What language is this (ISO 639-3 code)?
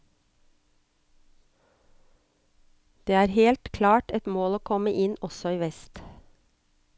nor